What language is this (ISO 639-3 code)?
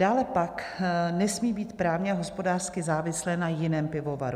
ces